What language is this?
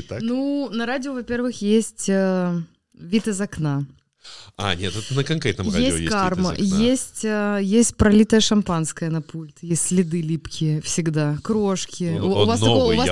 Russian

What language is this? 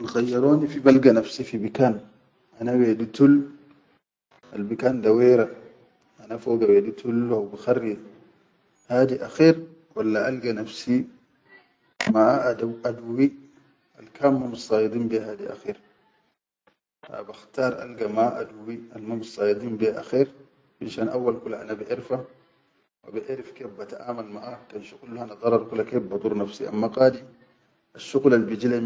Chadian Arabic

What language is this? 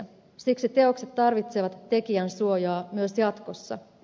Finnish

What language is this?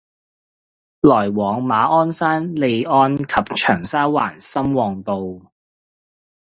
Cantonese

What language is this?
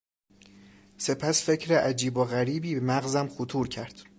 Persian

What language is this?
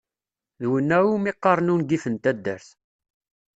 Kabyle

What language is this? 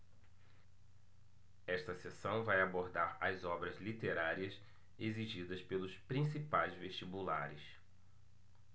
Portuguese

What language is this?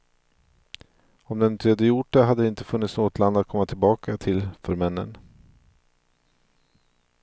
Swedish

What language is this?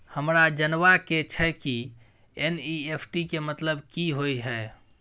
Maithili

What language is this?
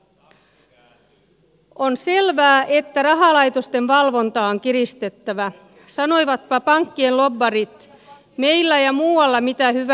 Finnish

